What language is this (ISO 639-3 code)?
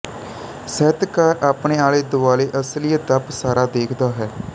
pan